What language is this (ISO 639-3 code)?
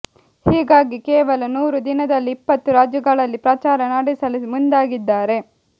kan